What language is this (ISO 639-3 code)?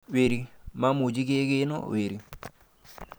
kln